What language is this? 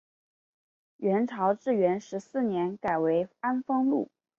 Chinese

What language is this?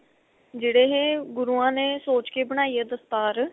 Punjabi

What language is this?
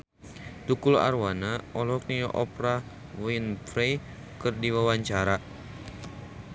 Sundanese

